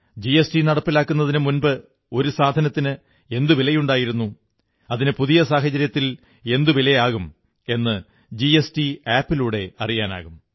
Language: Malayalam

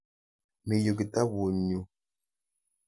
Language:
Kalenjin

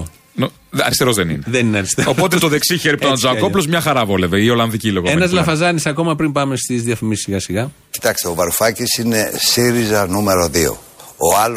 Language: Greek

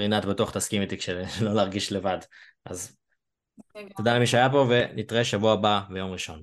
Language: Hebrew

